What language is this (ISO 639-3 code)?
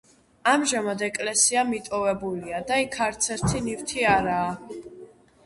kat